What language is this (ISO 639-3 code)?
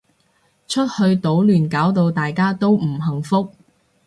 yue